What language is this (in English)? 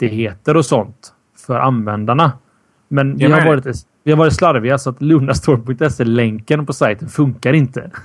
Swedish